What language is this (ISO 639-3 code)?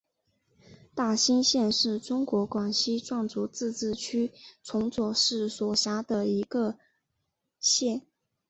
zho